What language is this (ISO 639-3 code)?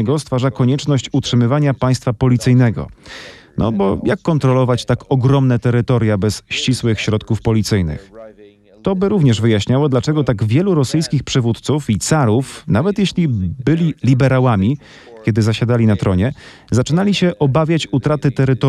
pol